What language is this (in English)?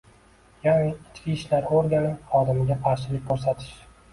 Uzbek